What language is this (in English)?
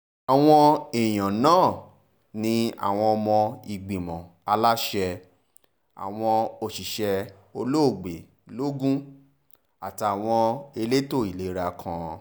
Yoruba